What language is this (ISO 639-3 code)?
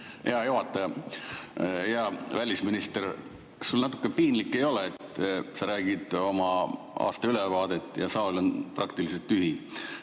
est